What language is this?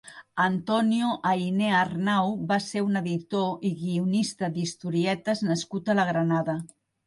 Catalan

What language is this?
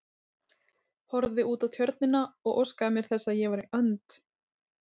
Icelandic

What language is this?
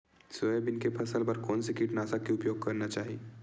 Chhattisgarhi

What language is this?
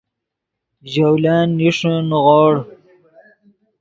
Yidgha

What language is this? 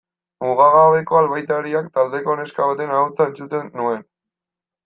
Basque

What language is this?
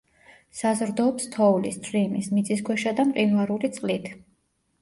Georgian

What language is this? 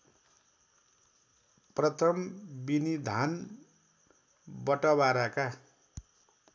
Nepali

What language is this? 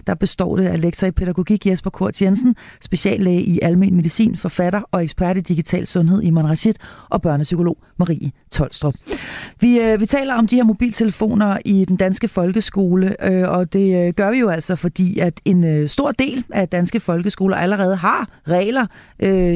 Danish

